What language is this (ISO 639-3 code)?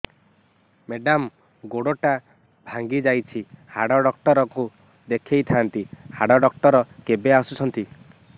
ori